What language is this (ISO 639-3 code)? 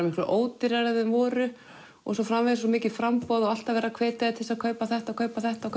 isl